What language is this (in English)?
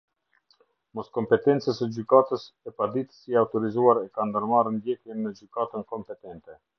Albanian